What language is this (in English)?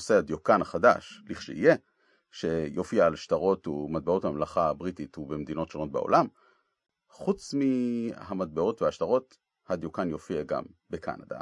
Hebrew